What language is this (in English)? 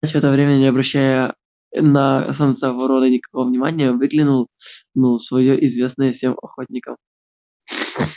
Russian